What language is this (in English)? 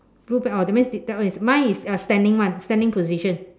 English